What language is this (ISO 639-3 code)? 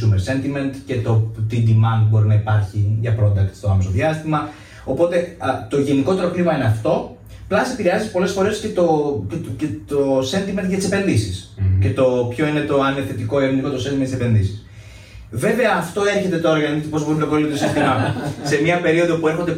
ell